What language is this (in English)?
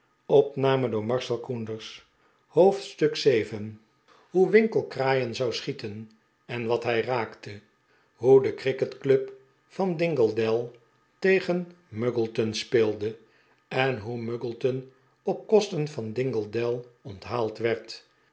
Dutch